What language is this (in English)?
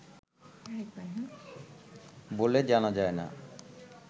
Bangla